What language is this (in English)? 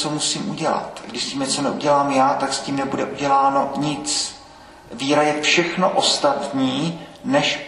Czech